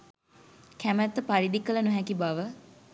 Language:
Sinhala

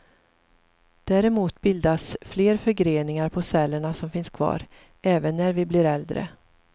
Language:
Swedish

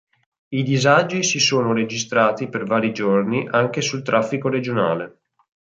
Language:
Italian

